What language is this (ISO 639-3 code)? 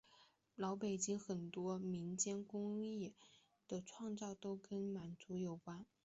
zho